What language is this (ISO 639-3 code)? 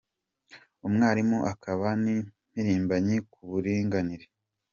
kin